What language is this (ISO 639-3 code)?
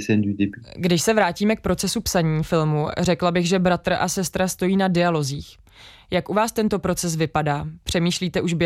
ces